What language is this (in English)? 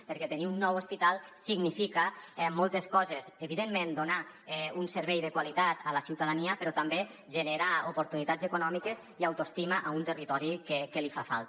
Catalan